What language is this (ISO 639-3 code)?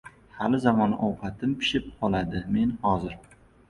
uzb